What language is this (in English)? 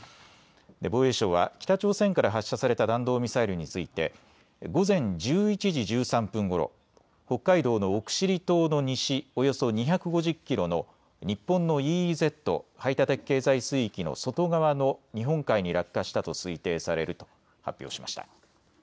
Japanese